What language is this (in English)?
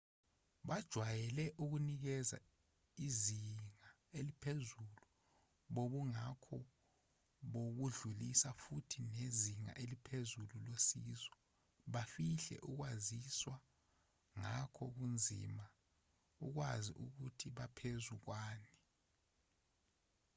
Zulu